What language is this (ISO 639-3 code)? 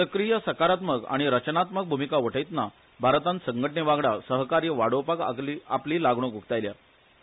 kok